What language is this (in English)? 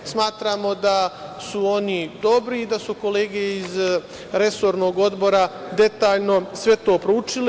Serbian